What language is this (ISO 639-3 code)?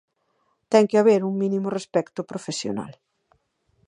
glg